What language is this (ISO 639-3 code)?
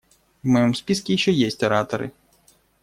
rus